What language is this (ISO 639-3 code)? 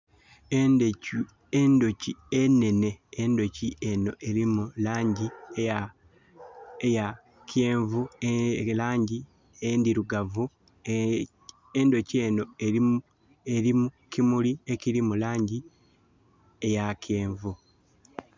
xog